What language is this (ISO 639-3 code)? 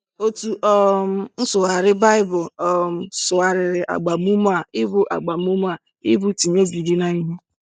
ibo